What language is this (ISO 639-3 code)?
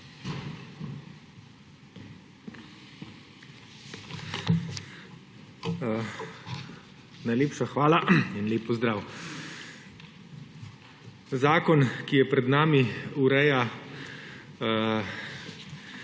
slv